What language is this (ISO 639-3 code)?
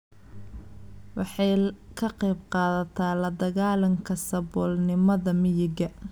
som